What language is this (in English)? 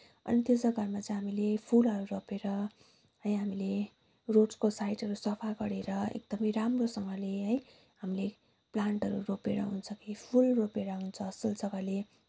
Nepali